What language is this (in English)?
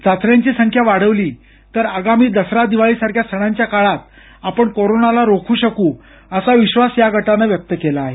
Marathi